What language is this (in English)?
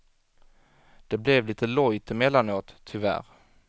Swedish